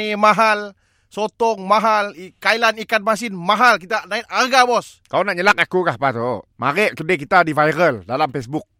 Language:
Malay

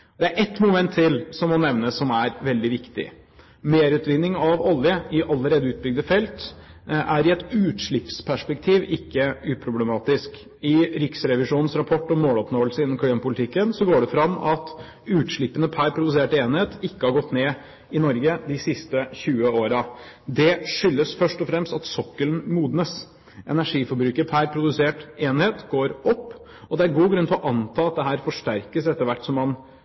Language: Norwegian Bokmål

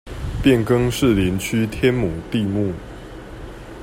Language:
Chinese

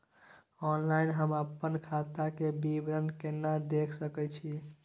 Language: Maithili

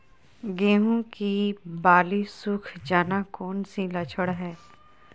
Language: Magahi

